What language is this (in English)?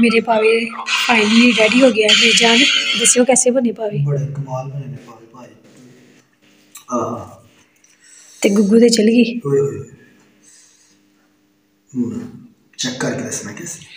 Hindi